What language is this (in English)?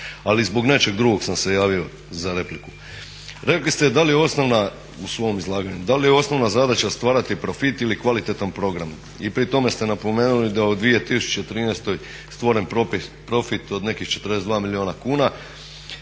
Croatian